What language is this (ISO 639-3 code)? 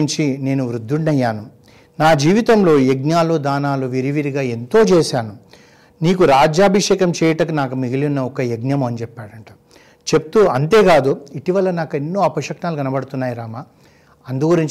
tel